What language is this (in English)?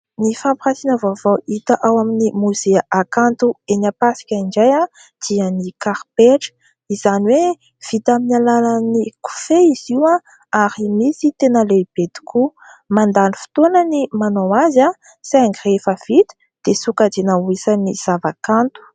Malagasy